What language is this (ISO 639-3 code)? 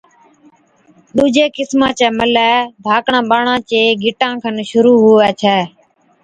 odk